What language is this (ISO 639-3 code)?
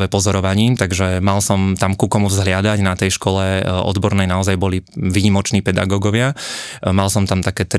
slk